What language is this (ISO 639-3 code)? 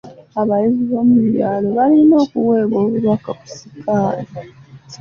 lug